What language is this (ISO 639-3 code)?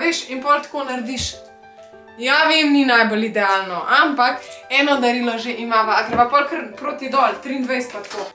slv